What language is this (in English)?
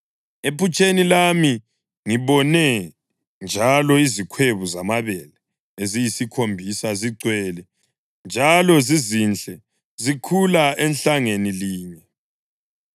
North Ndebele